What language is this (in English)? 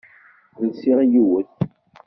Kabyle